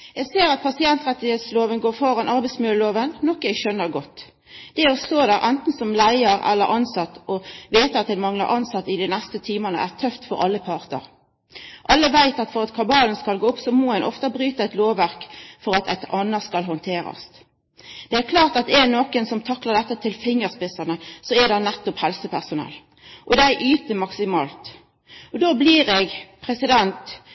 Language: Norwegian Nynorsk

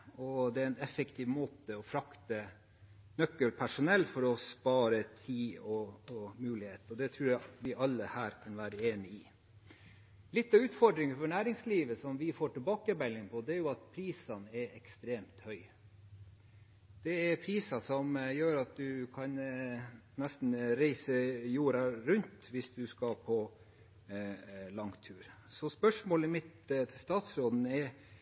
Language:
Norwegian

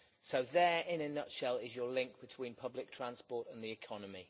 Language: English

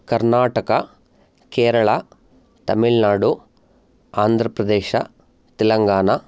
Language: Sanskrit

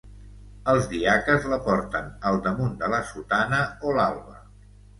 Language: Catalan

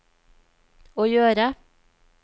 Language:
Norwegian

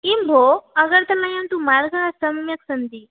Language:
Sanskrit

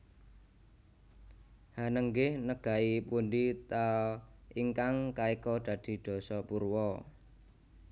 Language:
Javanese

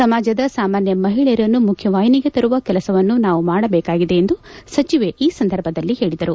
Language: Kannada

